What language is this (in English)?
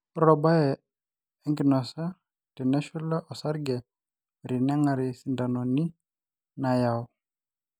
Masai